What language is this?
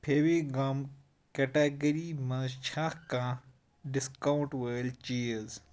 Kashmiri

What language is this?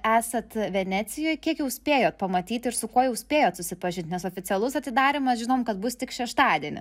Lithuanian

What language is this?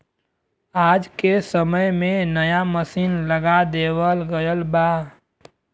Bhojpuri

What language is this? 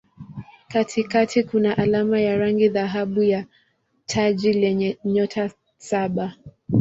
Swahili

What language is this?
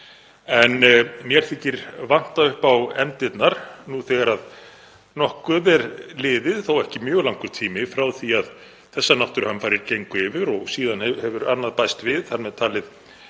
Icelandic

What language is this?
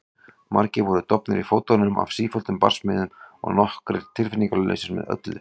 Icelandic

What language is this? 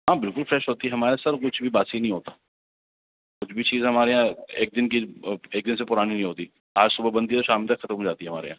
Urdu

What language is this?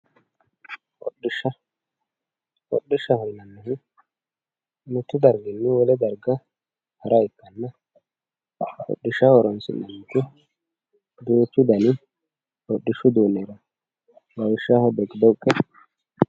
Sidamo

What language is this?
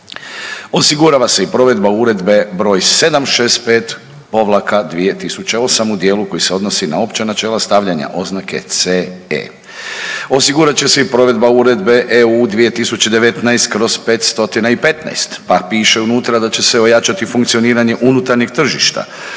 Croatian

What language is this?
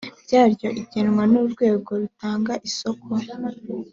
Kinyarwanda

